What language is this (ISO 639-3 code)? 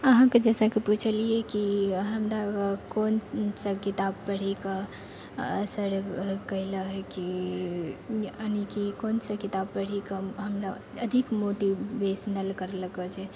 mai